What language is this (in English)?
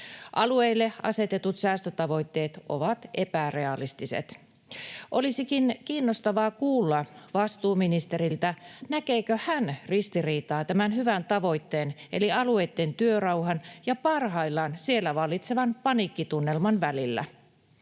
Finnish